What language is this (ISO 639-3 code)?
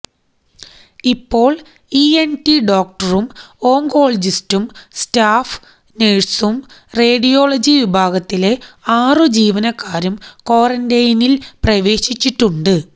mal